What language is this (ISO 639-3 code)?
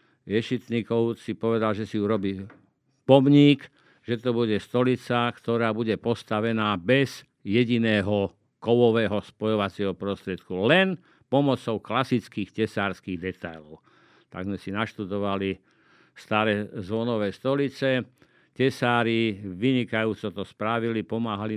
slk